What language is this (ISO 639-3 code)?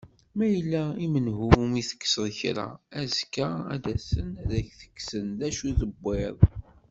kab